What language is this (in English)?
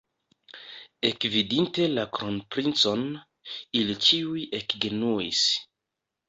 Esperanto